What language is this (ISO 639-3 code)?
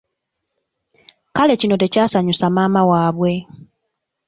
lug